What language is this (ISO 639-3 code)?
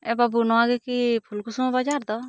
sat